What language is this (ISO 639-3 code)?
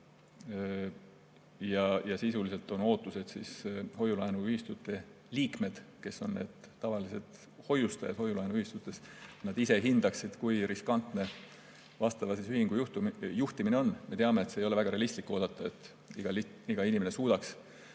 est